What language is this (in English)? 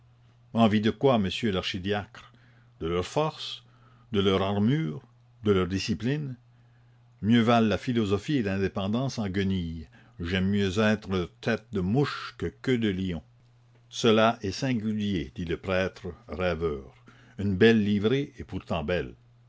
French